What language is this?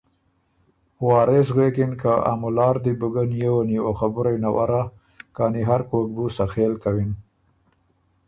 Ormuri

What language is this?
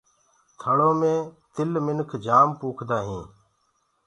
Gurgula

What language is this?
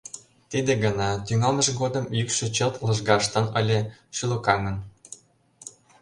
Mari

